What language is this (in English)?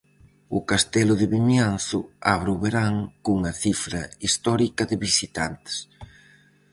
Galician